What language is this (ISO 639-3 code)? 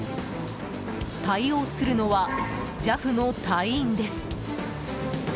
jpn